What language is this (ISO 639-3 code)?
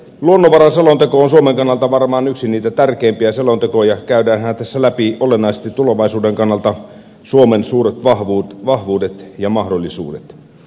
fin